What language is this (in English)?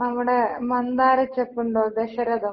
Malayalam